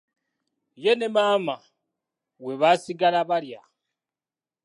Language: Ganda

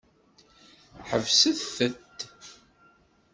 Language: Kabyle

